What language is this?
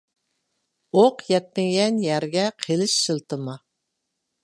Uyghur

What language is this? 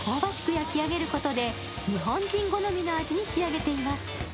Japanese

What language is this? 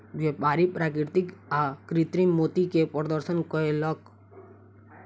Maithili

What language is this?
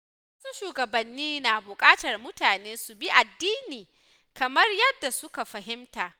Hausa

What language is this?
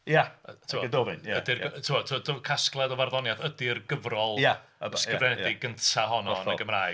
Welsh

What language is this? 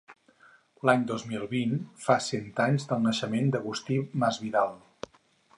Catalan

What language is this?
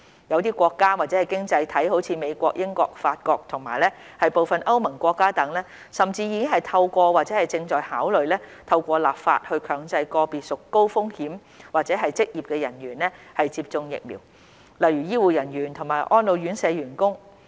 Cantonese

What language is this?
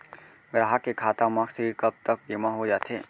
Chhattisgarhi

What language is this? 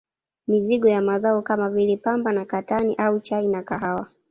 Swahili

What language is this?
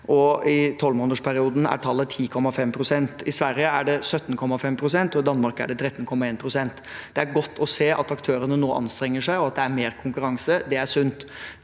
Norwegian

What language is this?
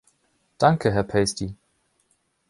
German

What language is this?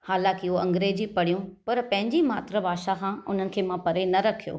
Sindhi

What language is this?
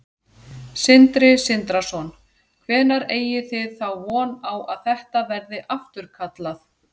Icelandic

